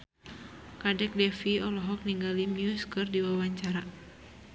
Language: Sundanese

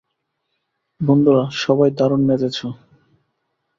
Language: Bangla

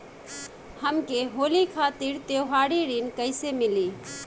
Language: Bhojpuri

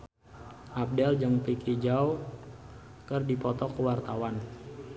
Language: Sundanese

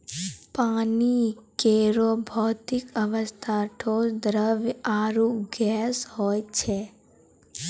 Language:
Maithili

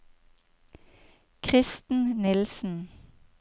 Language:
Norwegian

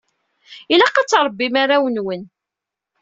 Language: Kabyle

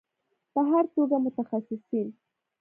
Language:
Pashto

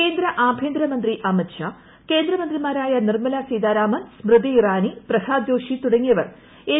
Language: Malayalam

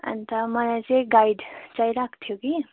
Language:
Nepali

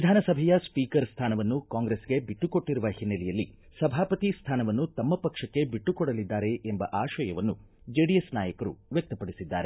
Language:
Kannada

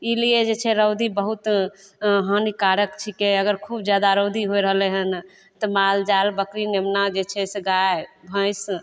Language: Maithili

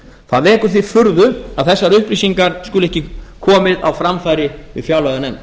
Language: Icelandic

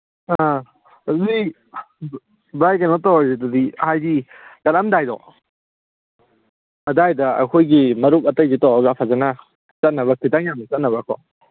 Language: Manipuri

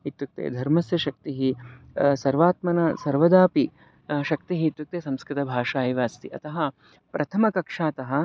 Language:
Sanskrit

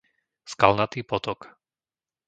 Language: Slovak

